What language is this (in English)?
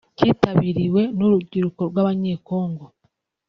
Kinyarwanda